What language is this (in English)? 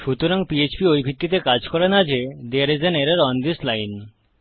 Bangla